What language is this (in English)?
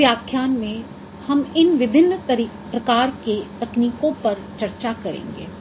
Hindi